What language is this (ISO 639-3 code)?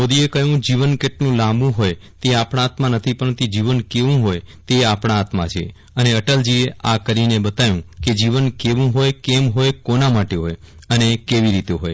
guj